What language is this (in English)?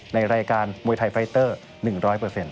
Thai